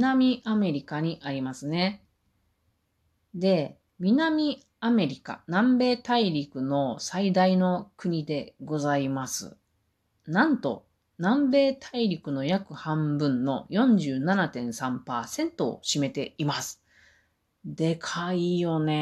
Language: Japanese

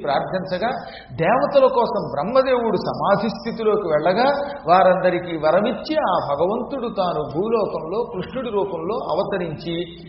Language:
Telugu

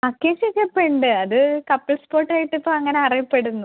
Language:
Malayalam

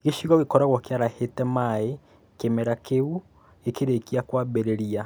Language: Kikuyu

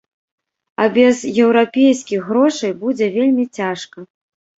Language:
Belarusian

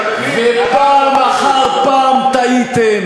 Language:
Hebrew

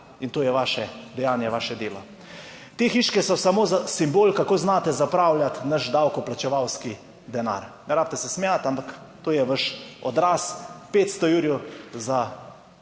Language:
Slovenian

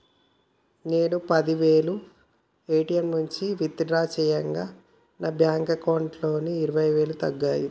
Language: Telugu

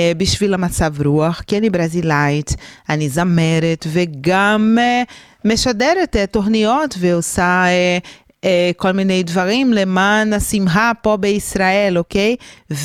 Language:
Hebrew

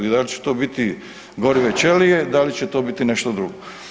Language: Croatian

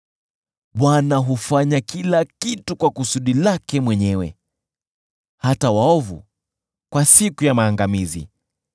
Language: Swahili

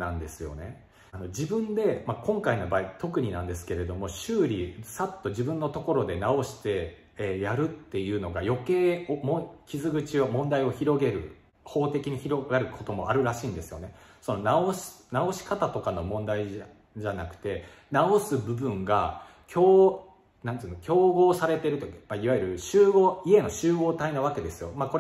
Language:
Japanese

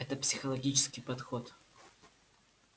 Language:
Russian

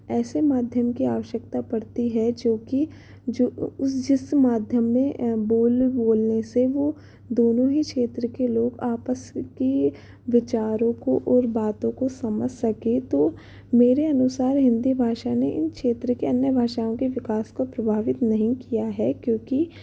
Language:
Hindi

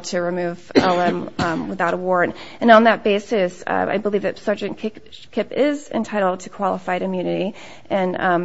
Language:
English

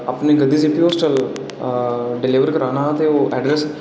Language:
Dogri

